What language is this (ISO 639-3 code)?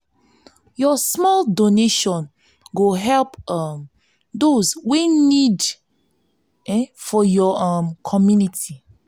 pcm